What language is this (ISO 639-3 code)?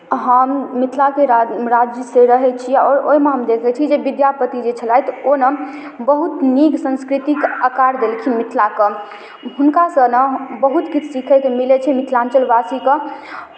mai